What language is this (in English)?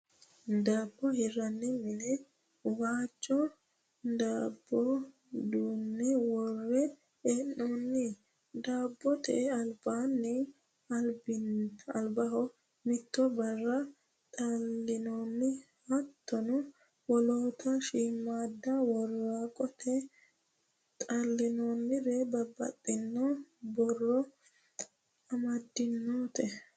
Sidamo